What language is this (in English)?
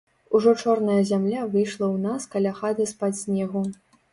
Belarusian